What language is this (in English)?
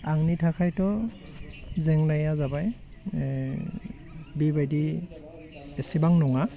Bodo